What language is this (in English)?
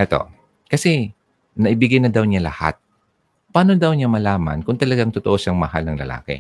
Filipino